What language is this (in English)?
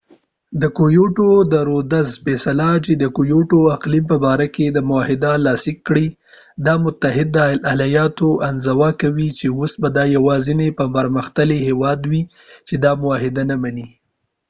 Pashto